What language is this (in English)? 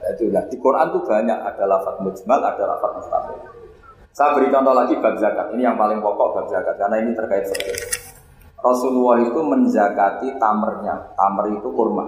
Indonesian